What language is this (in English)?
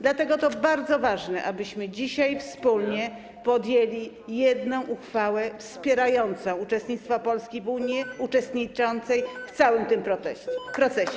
Polish